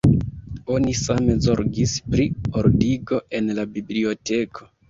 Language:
Esperanto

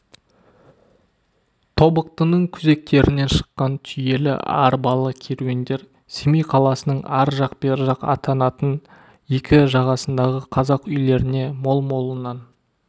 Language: Kazakh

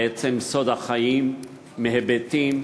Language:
Hebrew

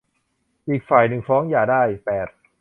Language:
Thai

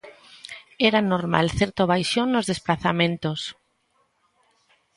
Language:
Galician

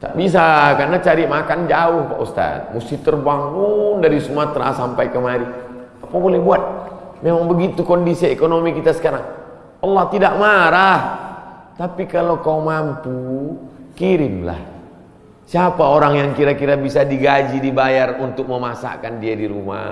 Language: Indonesian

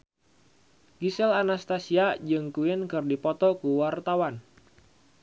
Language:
Sundanese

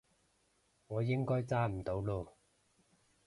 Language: Cantonese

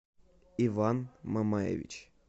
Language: Russian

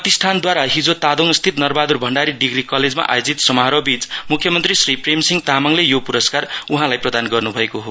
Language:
Nepali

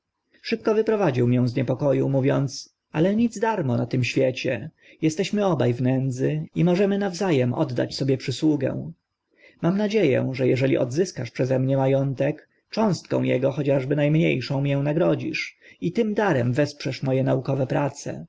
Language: Polish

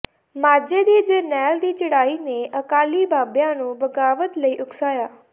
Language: Punjabi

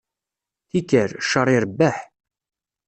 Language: Kabyle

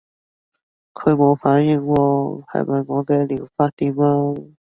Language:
Cantonese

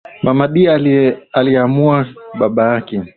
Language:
Swahili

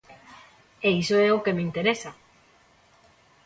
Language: Galician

